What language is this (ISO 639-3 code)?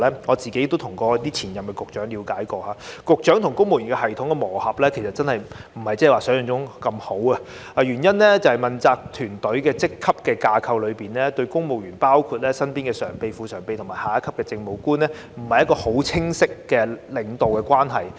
yue